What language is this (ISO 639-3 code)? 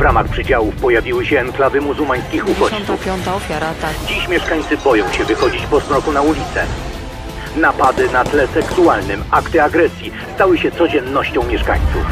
pol